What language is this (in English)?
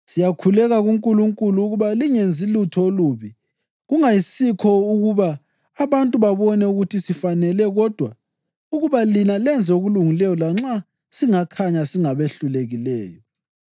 North Ndebele